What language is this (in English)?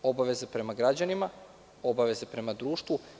Serbian